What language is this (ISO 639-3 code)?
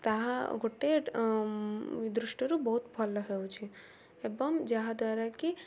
ori